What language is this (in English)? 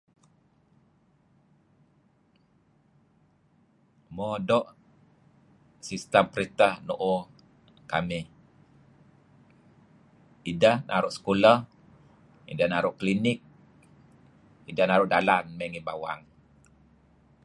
Kelabit